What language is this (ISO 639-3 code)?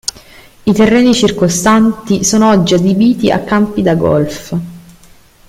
ita